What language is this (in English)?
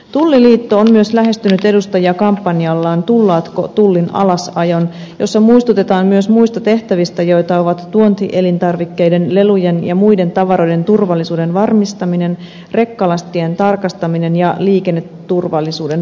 Finnish